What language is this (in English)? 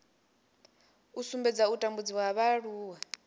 Venda